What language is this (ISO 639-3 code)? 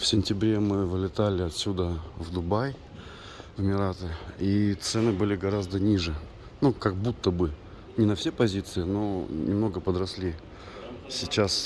rus